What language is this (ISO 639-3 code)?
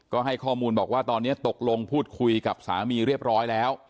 tha